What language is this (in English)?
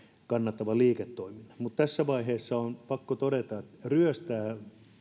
Finnish